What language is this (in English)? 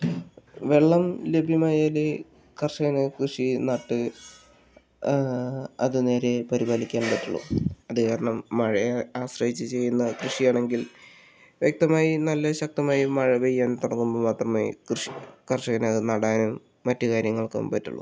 Malayalam